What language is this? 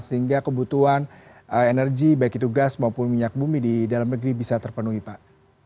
Indonesian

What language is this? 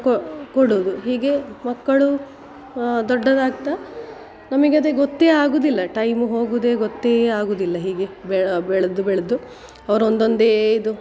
Kannada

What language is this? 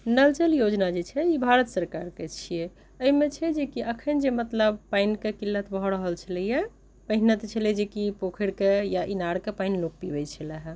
Maithili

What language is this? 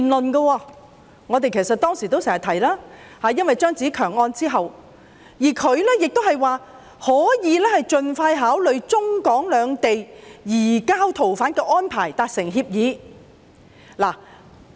Cantonese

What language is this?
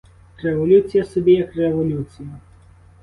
Ukrainian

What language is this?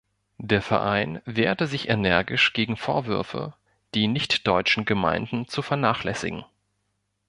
German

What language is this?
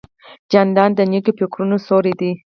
Pashto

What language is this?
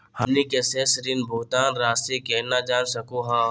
Magahi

